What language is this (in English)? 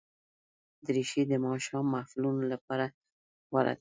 Pashto